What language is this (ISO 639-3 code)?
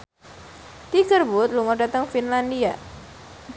jav